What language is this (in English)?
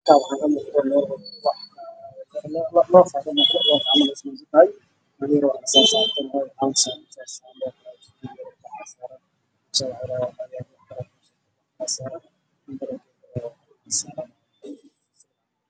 Somali